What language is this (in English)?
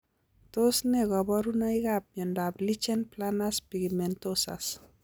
Kalenjin